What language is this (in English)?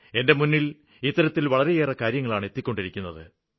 Malayalam